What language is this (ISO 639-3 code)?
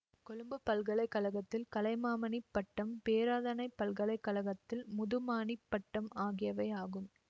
tam